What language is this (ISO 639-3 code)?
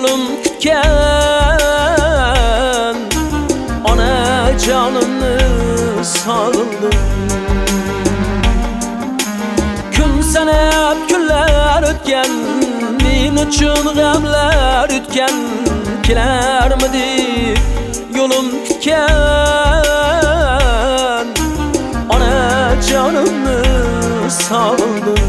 tur